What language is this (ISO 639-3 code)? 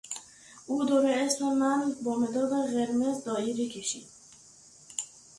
fas